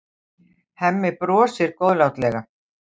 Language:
Icelandic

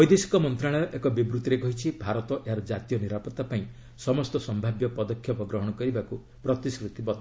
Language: Odia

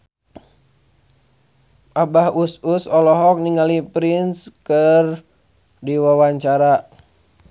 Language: Sundanese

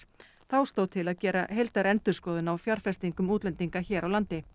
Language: Icelandic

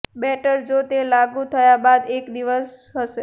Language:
Gujarati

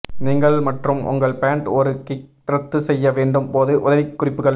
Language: Tamil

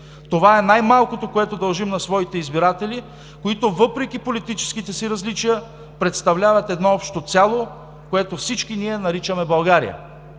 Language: Bulgarian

